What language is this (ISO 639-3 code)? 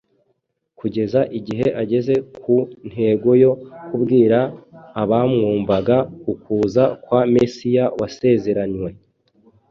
kin